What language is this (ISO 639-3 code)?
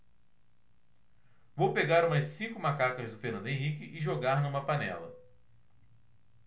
por